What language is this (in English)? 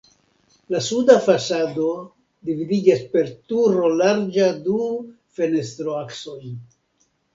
Esperanto